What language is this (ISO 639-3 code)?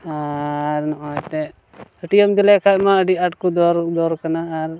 sat